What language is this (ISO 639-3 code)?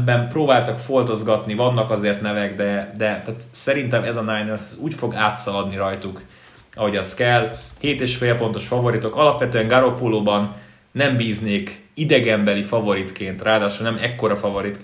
hun